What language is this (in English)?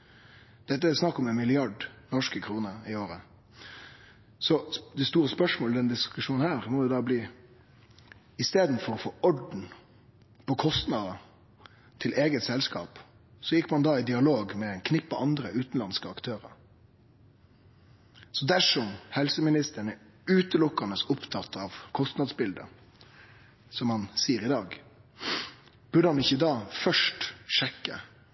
Norwegian Nynorsk